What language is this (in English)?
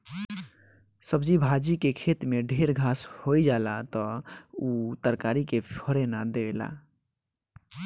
Bhojpuri